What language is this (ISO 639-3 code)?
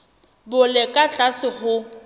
sot